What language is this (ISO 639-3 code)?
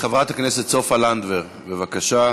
heb